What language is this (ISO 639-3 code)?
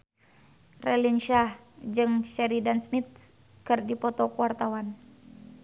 sun